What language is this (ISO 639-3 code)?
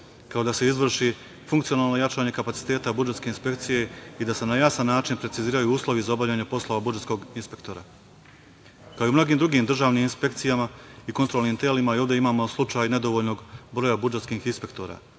srp